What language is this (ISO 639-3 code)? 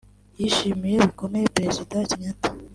kin